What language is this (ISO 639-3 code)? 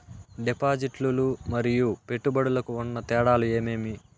tel